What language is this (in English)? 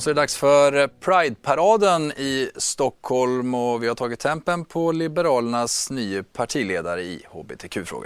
Swedish